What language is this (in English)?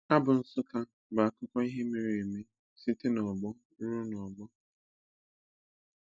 Igbo